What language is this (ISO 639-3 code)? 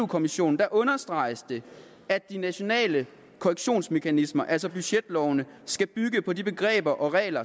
dan